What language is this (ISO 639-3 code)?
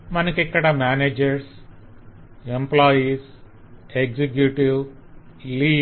tel